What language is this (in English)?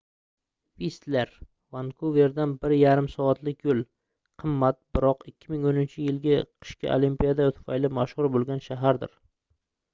Uzbek